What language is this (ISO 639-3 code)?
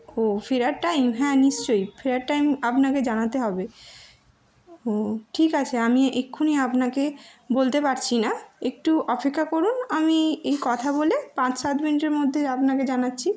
ben